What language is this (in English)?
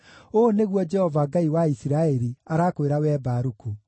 Kikuyu